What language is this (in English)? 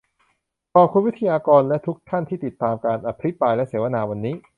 Thai